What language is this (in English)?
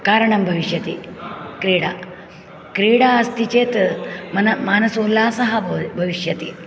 Sanskrit